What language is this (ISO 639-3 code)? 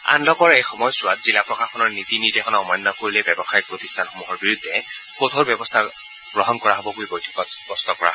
asm